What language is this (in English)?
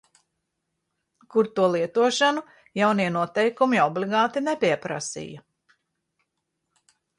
Latvian